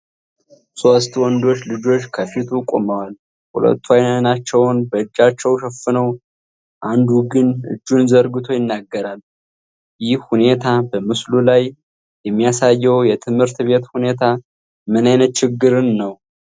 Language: Amharic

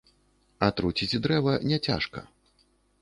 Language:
Belarusian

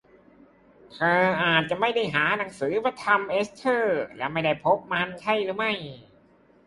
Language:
Thai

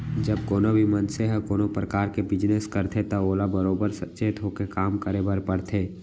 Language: Chhattisgarhi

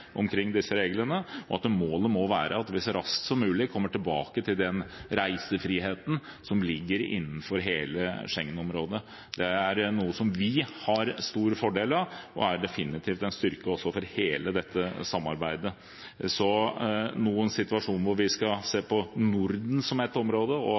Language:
Norwegian Bokmål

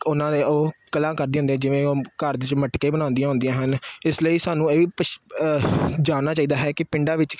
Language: Punjabi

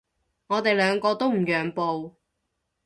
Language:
Cantonese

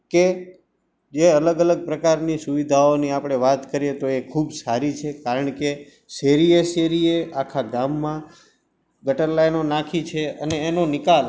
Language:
Gujarati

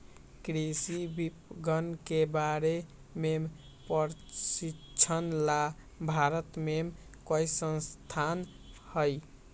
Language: Magahi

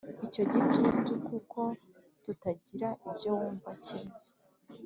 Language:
Kinyarwanda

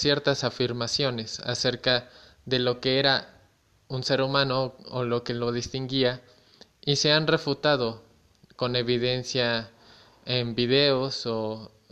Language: Spanish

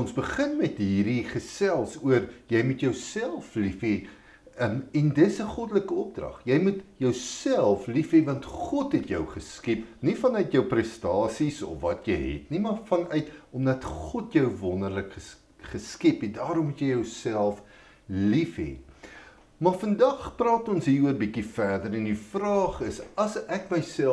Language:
Dutch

